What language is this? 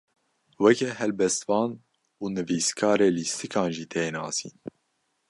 Kurdish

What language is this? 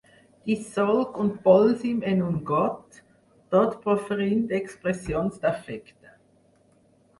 Catalan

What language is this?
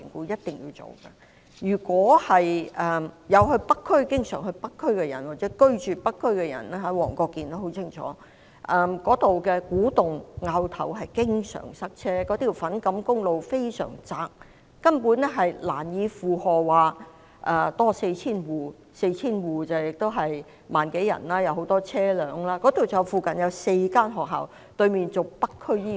Cantonese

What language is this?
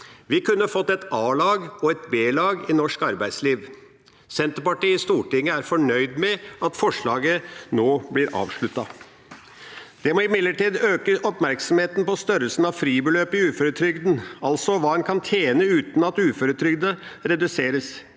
Norwegian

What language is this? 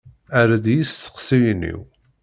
Kabyle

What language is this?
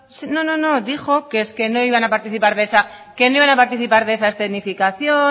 Spanish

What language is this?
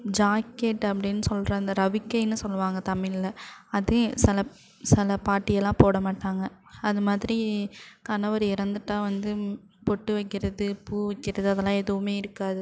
Tamil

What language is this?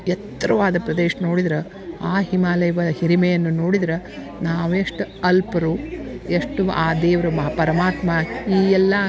Kannada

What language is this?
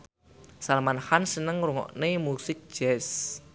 Javanese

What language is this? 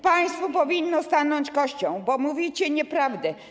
Polish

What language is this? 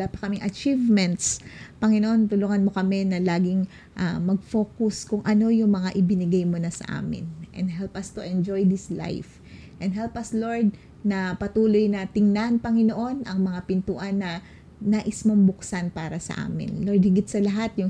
Filipino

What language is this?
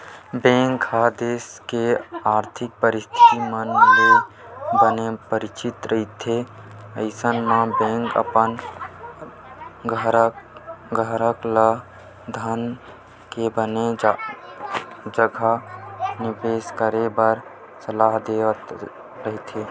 Chhattisgarhi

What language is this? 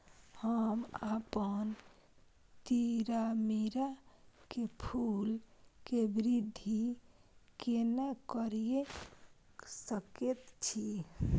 Maithili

